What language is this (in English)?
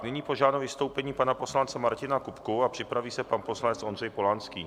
Czech